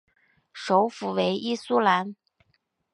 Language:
Chinese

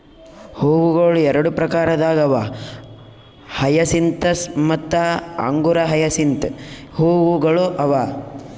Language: Kannada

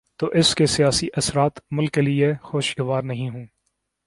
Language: Urdu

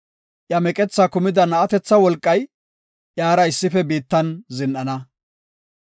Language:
Gofa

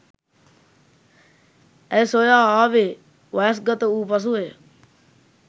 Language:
Sinhala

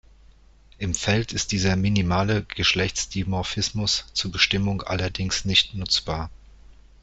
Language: German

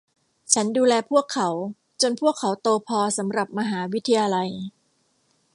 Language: Thai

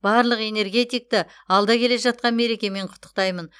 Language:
Kazakh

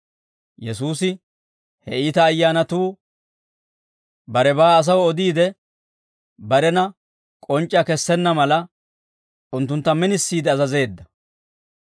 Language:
Dawro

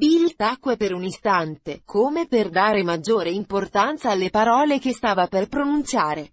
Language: Italian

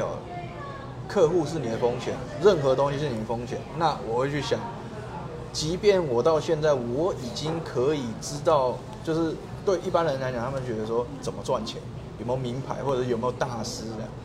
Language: Chinese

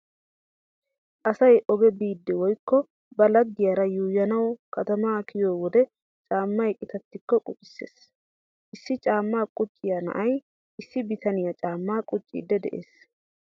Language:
Wolaytta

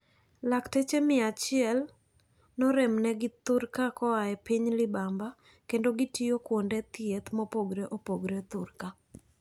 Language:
Luo (Kenya and Tanzania)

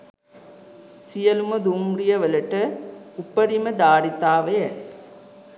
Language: Sinhala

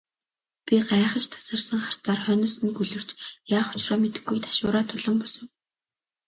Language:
Mongolian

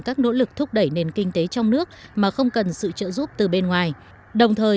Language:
Vietnamese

